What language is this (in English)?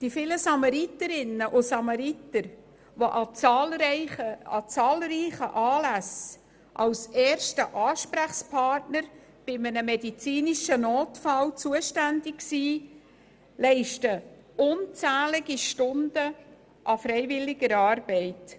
Swiss German